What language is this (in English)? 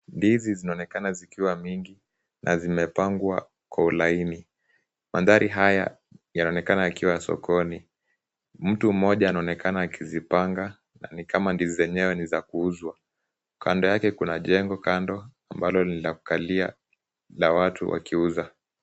Swahili